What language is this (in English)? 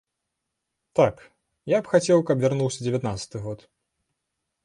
Belarusian